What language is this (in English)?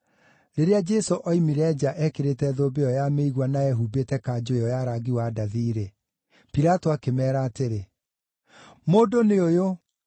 Kikuyu